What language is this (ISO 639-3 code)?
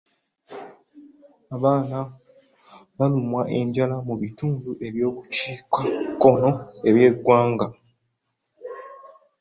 lug